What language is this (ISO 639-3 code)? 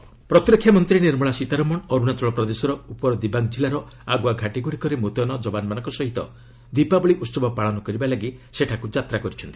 ori